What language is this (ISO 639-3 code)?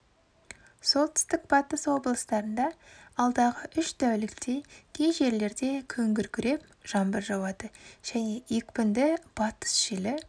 kaz